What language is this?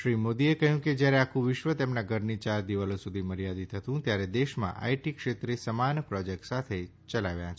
Gujarati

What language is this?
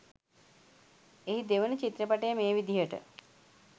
Sinhala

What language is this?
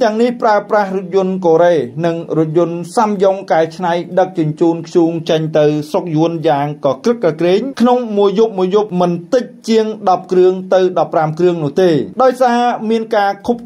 Thai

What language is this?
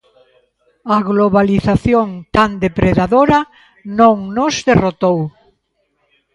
Galician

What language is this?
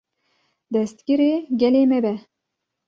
Kurdish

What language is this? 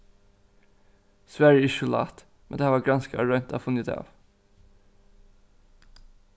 Faroese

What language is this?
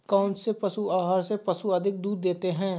Hindi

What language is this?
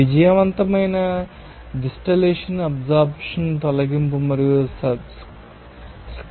Telugu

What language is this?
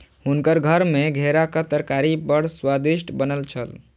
Maithili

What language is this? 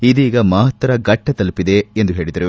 Kannada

